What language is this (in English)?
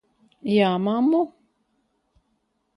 Latvian